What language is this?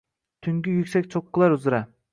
Uzbek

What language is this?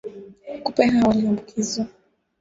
Swahili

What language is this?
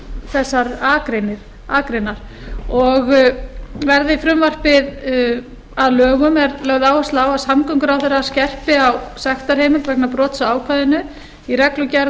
Icelandic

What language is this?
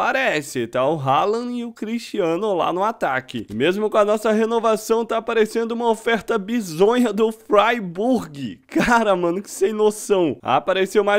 Portuguese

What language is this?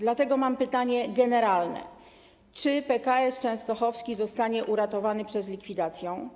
Polish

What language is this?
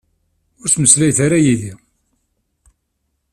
Kabyle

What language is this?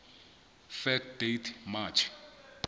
Southern Sotho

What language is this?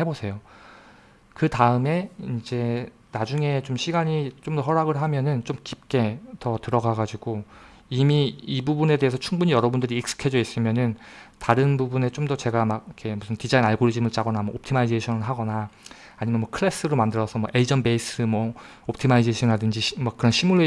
Korean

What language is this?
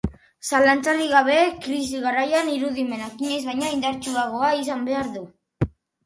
Basque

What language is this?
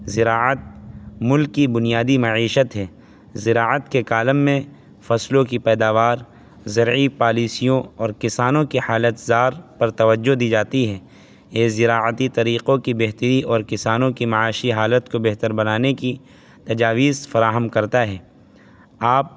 Urdu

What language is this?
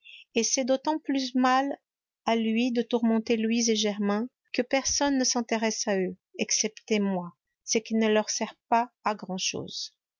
French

